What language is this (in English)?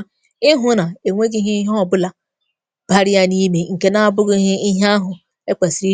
Igbo